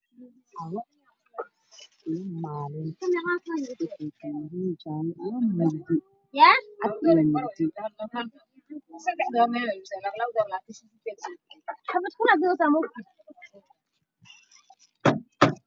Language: Somali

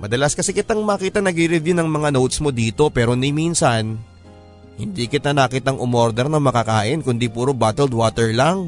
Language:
Filipino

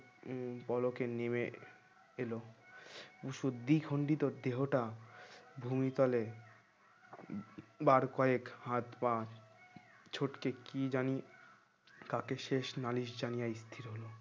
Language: Bangla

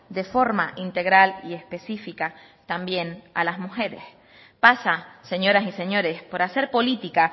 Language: Spanish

